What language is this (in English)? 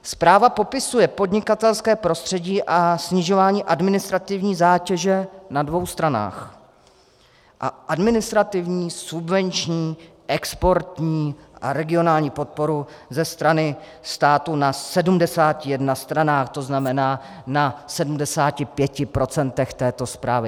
Czech